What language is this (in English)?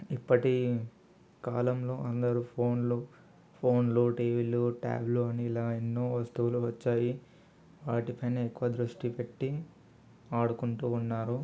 Telugu